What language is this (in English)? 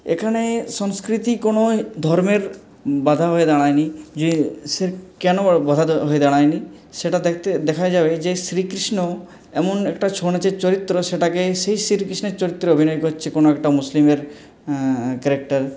Bangla